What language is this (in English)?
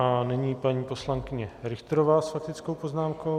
Czech